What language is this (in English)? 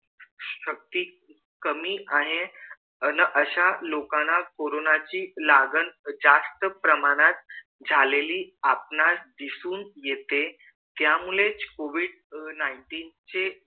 Marathi